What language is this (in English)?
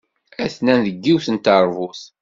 Kabyle